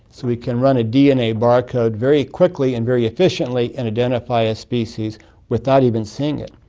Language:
English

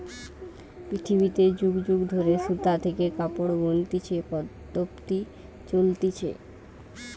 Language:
Bangla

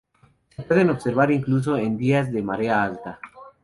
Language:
Spanish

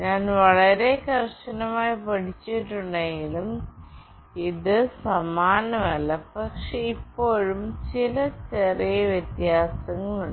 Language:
Malayalam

